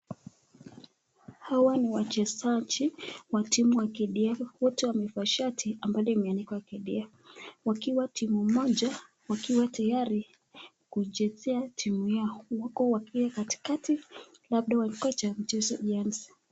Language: Swahili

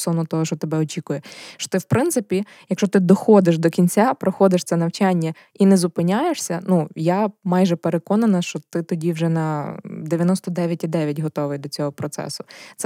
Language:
Ukrainian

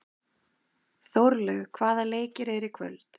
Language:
Icelandic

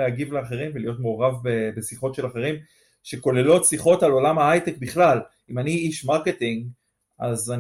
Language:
Hebrew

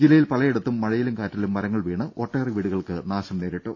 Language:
Malayalam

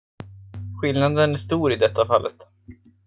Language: Swedish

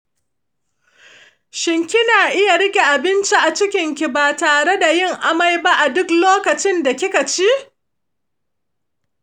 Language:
Hausa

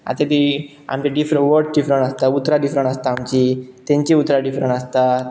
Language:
Konkani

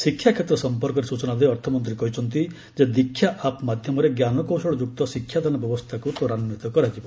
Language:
Odia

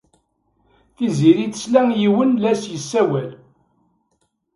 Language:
Kabyle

